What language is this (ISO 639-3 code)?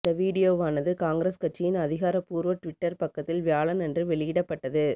tam